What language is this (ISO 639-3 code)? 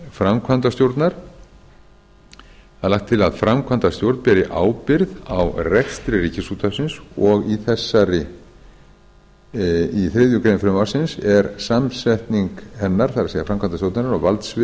isl